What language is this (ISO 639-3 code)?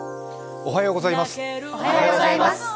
jpn